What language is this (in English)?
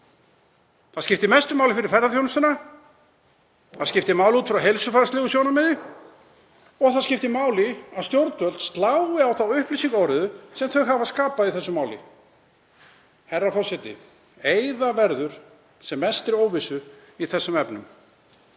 Icelandic